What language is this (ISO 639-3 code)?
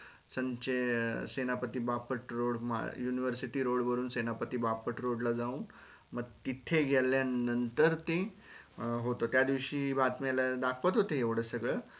mar